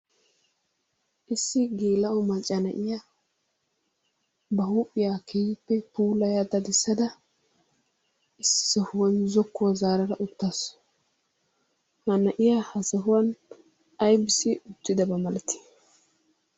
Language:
Wolaytta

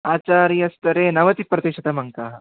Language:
Sanskrit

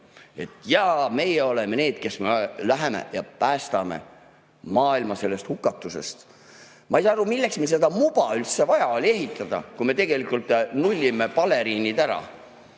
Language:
Estonian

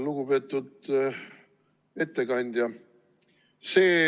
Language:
Estonian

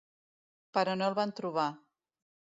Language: Catalan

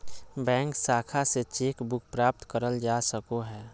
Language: Magahi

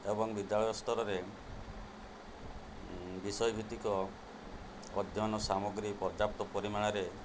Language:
Odia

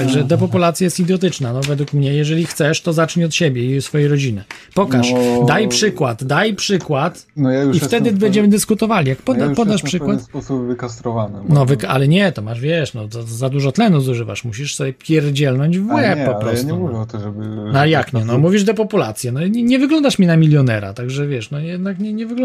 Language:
Polish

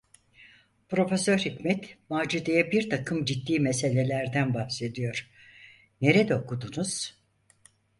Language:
Turkish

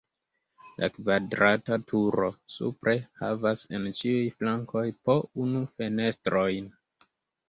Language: Esperanto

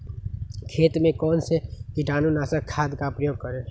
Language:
Magahi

